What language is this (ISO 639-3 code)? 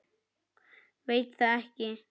isl